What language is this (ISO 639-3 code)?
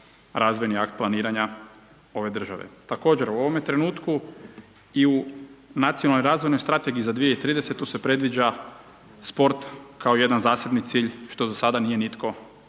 hrv